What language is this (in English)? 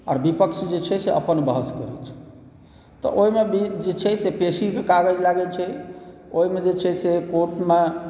Maithili